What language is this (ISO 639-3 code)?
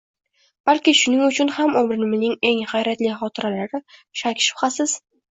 uzb